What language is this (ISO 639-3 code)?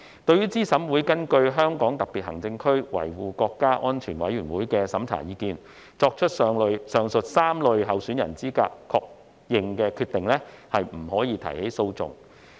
yue